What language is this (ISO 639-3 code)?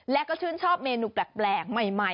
tha